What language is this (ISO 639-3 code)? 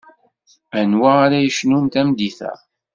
kab